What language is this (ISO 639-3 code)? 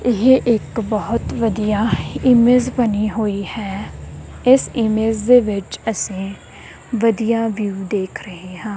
pan